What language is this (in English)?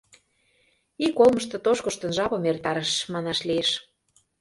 Mari